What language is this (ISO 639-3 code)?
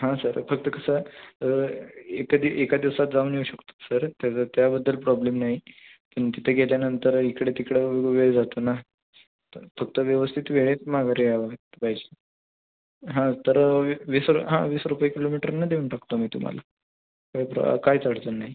mar